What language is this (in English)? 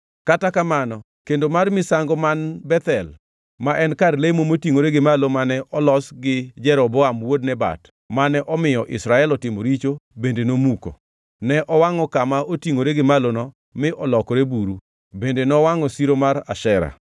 Luo (Kenya and Tanzania)